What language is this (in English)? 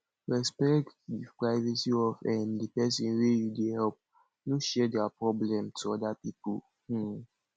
Nigerian Pidgin